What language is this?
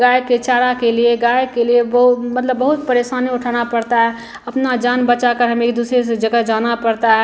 Hindi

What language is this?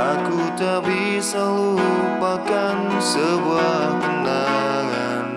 Indonesian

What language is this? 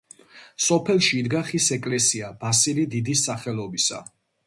Georgian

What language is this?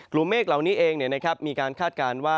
Thai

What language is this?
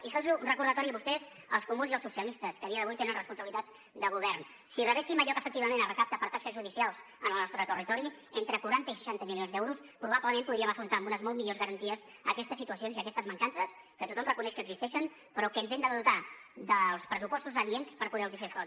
Catalan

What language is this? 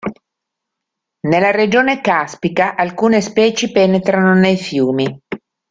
Italian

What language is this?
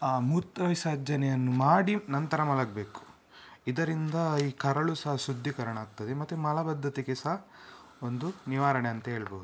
Kannada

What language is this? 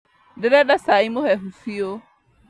Kikuyu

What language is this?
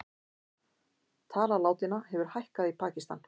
Icelandic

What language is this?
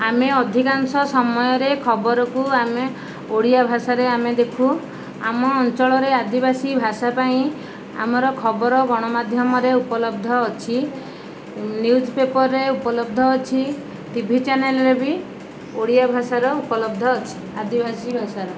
Odia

